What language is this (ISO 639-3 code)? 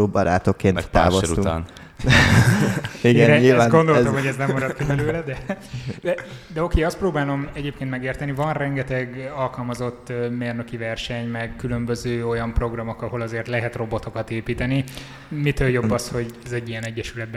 hun